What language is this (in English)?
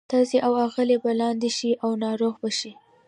Pashto